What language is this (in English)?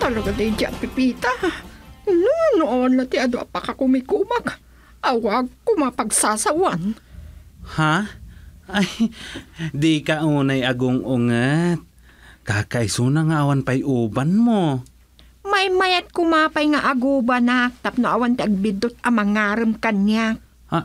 Filipino